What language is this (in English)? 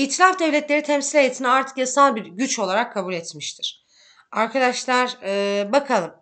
Turkish